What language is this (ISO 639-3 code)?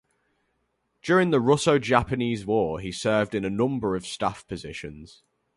eng